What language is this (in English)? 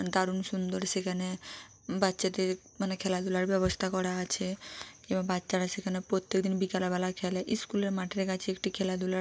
Bangla